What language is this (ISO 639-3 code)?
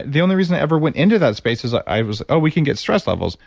eng